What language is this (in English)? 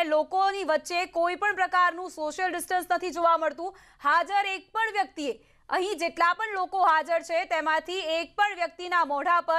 Hindi